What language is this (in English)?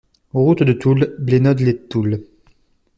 French